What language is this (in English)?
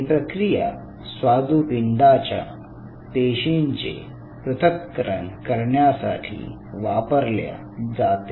Marathi